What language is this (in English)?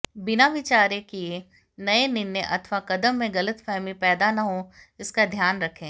Hindi